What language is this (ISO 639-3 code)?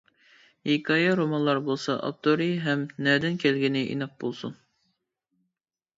uig